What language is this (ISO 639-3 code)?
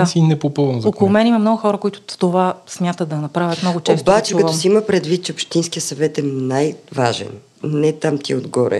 bul